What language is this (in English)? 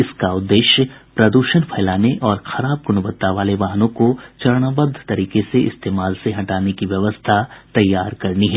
Hindi